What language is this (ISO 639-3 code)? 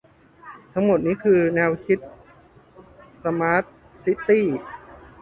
tha